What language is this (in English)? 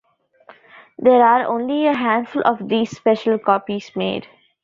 English